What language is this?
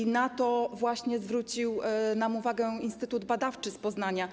Polish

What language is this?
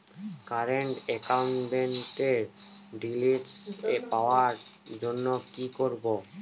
Bangla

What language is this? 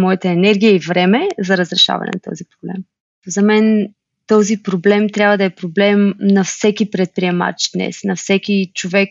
Bulgarian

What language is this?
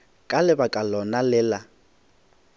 Northern Sotho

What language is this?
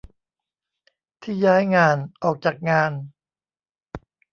Thai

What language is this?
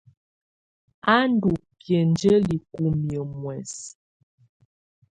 Tunen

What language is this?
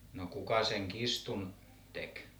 Finnish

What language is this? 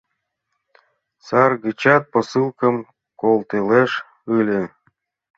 Mari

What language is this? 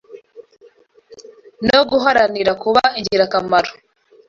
Kinyarwanda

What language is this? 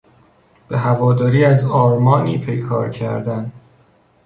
Persian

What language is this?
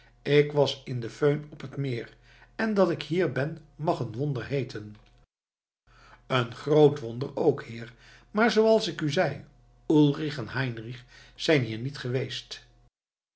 Dutch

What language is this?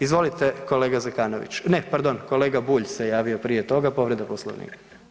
Croatian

